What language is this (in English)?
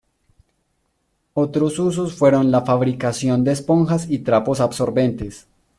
Spanish